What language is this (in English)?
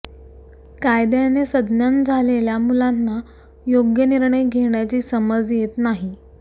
Marathi